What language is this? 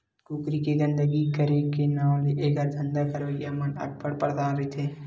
Chhattisgarhi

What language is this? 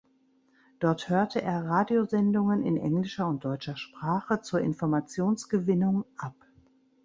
German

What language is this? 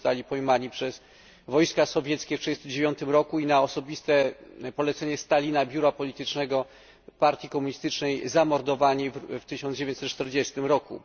Polish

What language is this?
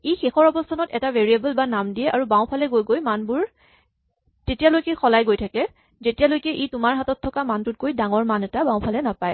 Assamese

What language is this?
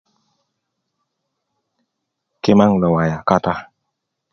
Kuku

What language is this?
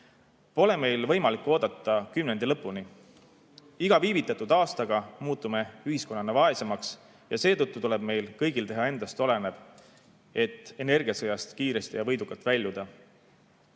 Estonian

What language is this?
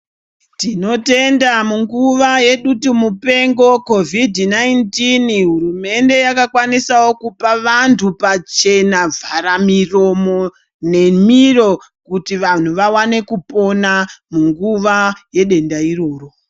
Ndau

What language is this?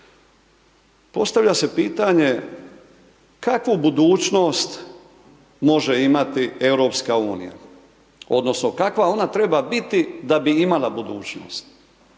Croatian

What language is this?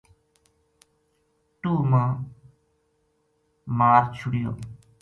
Gujari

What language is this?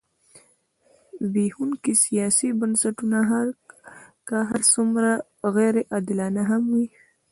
Pashto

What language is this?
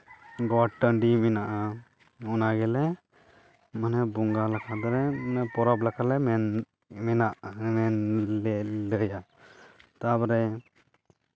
Santali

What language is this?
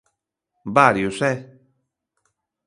Galician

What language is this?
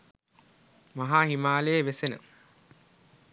Sinhala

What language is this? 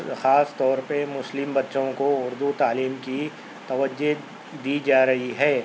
Urdu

